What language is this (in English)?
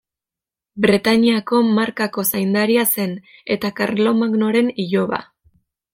Basque